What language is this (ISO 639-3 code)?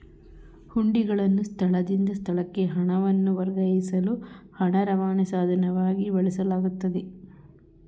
kan